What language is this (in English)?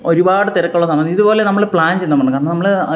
Malayalam